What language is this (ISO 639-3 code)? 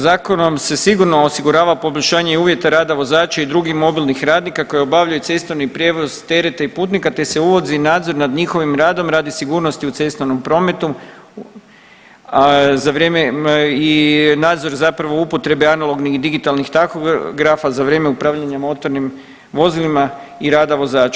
hrv